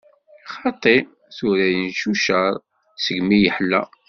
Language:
Kabyle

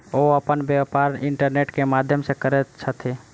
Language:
Maithili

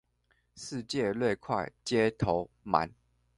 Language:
Chinese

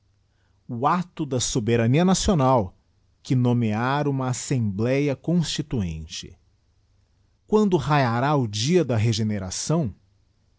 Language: Portuguese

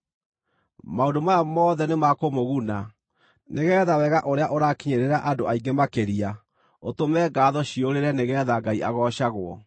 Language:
Kikuyu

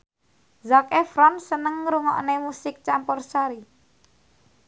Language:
Javanese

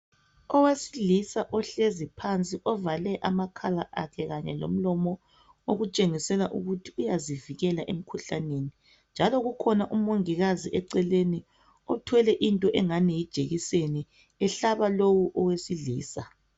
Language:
North Ndebele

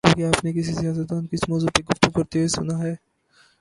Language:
Urdu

